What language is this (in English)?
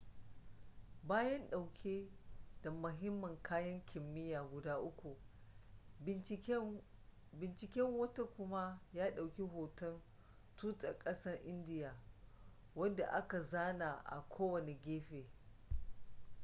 Hausa